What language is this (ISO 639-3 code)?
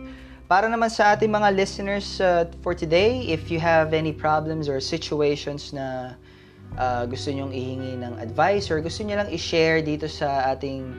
fil